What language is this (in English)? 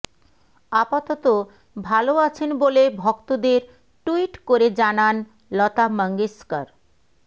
Bangla